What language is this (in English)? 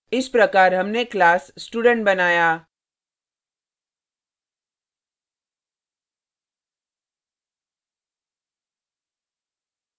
Hindi